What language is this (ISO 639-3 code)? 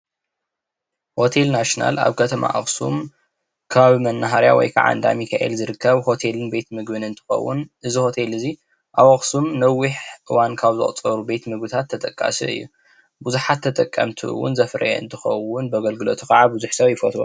tir